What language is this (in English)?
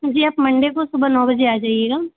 Hindi